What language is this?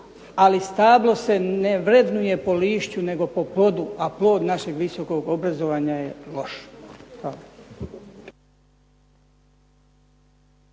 Croatian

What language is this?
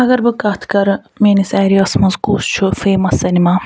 Kashmiri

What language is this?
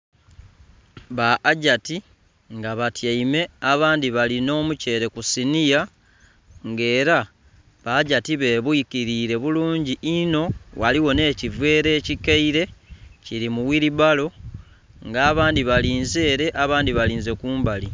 Soga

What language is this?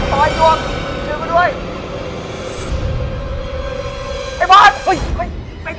Thai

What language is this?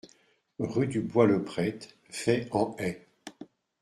French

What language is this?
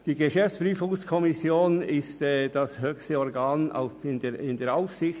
Swiss German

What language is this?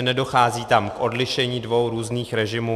Czech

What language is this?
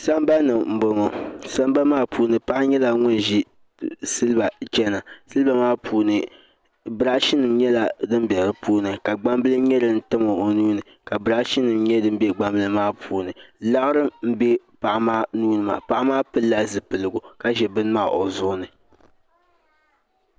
Dagbani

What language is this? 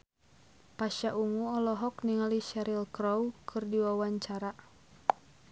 Sundanese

